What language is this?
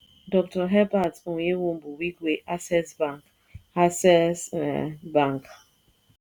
Yoruba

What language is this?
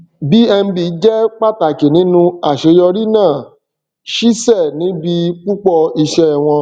Yoruba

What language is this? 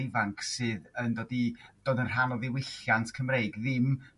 Welsh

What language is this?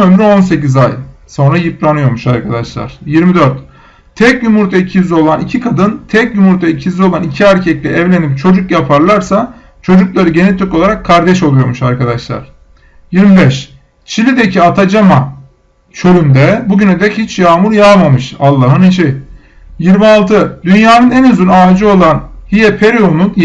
Turkish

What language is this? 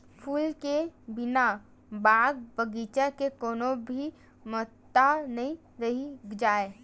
Chhattisgarhi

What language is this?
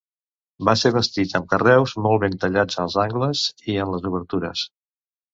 Catalan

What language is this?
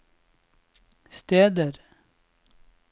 Norwegian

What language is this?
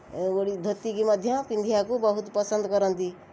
Odia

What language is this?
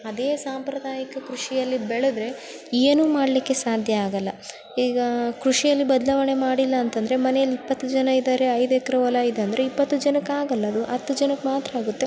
Kannada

